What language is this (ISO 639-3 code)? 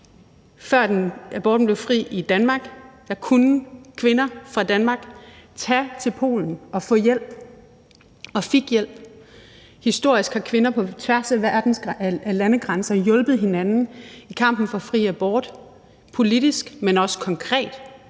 dan